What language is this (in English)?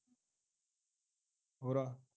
Punjabi